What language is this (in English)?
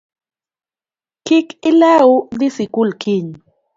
Luo (Kenya and Tanzania)